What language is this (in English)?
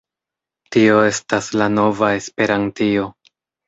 Esperanto